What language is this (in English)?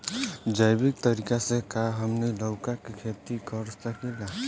Bhojpuri